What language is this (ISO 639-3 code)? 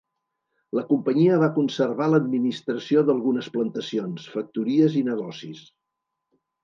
cat